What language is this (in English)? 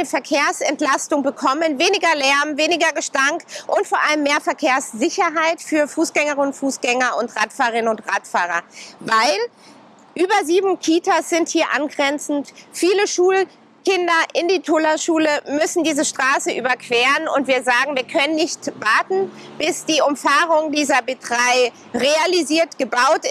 German